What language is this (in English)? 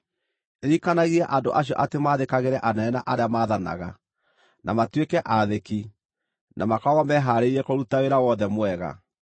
Kikuyu